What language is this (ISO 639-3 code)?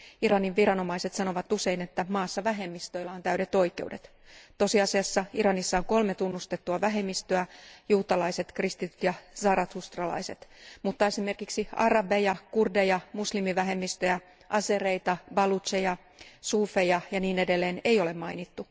fin